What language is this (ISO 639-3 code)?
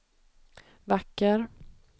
swe